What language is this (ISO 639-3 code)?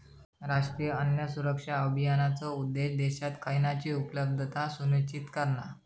mar